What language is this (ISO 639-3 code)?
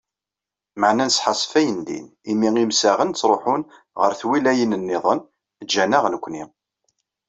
kab